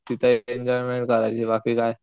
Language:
Marathi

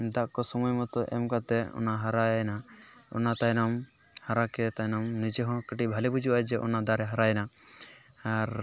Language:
Santali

